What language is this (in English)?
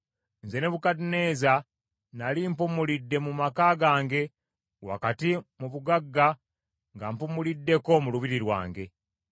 Ganda